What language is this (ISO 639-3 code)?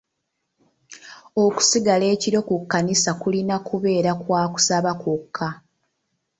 lug